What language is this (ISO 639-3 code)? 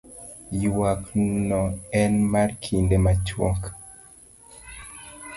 luo